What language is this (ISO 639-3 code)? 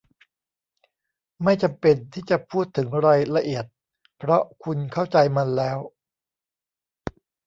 tha